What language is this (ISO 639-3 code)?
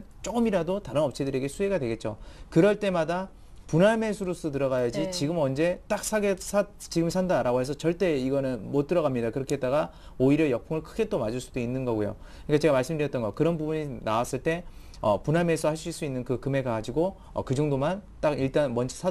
kor